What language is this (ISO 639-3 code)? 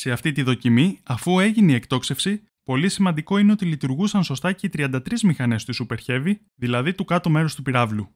ell